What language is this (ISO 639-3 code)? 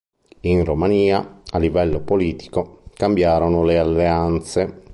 ita